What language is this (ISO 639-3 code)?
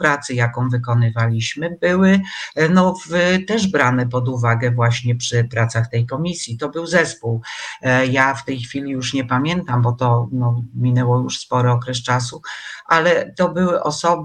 pol